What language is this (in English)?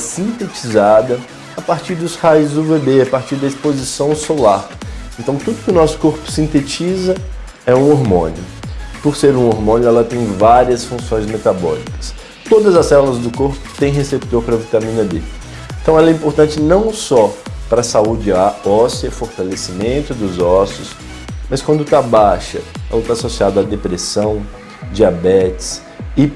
Portuguese